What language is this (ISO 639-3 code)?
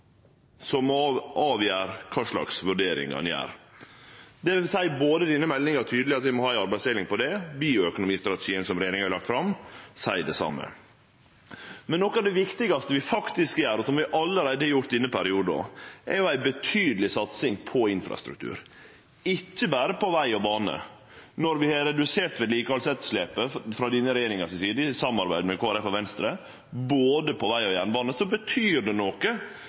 nno